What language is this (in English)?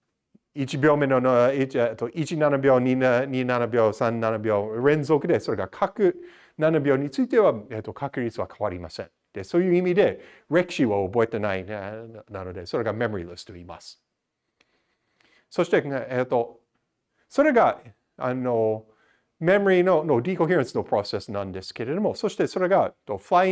Japanese